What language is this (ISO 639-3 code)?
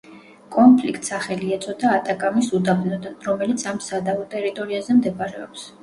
kat